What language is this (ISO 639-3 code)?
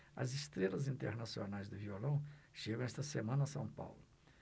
por